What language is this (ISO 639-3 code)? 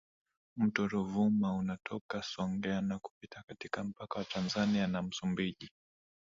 swa